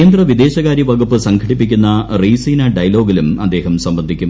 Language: Malayalam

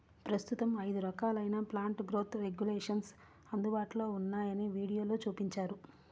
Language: Telugu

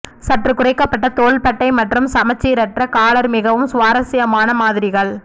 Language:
Tamil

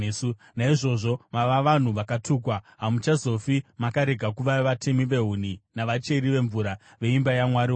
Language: Shona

